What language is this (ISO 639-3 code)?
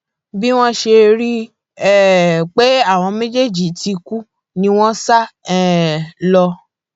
yor